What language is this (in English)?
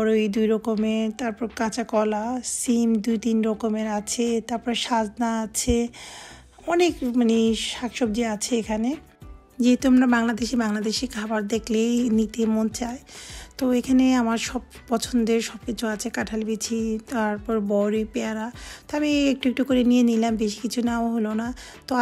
Romanian